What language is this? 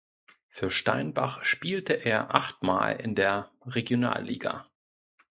German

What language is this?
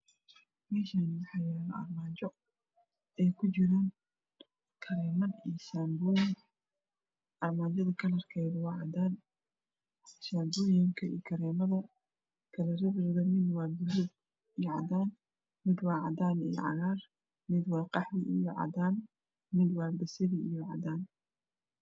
Somali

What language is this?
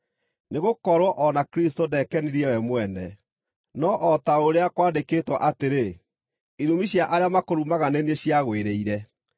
Kikuyu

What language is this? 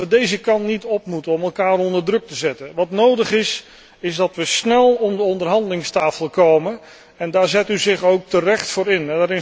Dutch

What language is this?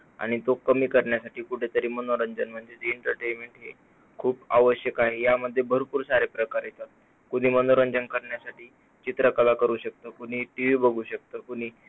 Marathi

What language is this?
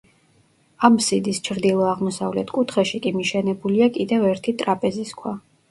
Georgian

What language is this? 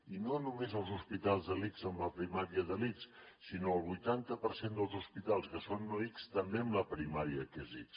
Catalan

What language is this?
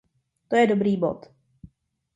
Czech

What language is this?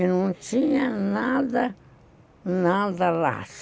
Portuguese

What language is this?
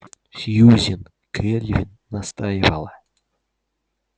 Russian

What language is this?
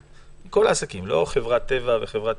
Hebrew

